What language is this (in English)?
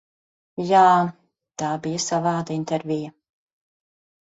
Latvian